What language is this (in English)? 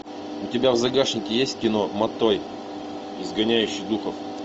Russian